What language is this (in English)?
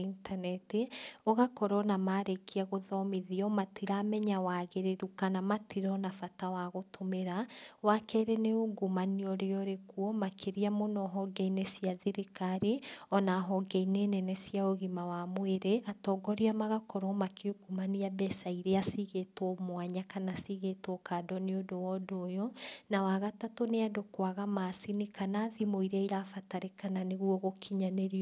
Kikuyu